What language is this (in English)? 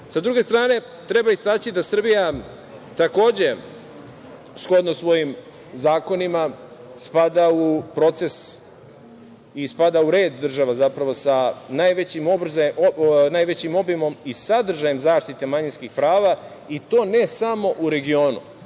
Serbian